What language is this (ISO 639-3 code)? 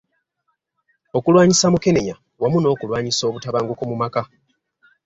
lug